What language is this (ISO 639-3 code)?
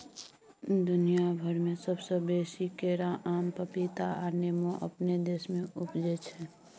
mai